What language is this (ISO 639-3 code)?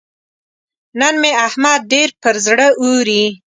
pus